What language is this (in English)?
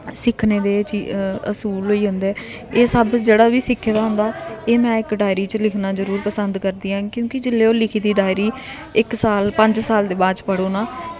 Dogri